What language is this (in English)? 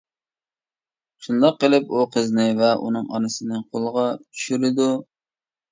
Uyghur